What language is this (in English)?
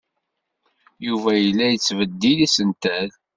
Kabyle